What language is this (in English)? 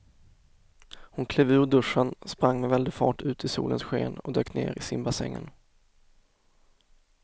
Swedish